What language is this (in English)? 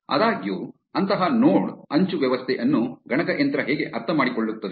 Kannada